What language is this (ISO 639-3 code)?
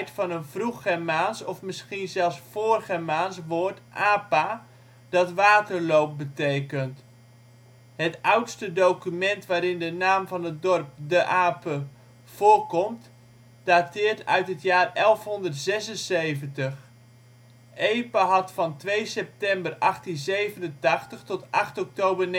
nld